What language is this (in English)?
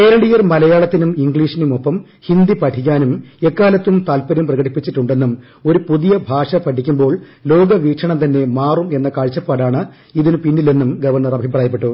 Malayalam